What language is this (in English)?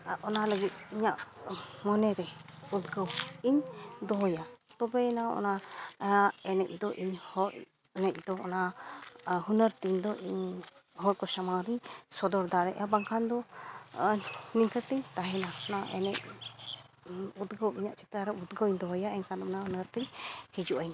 Santali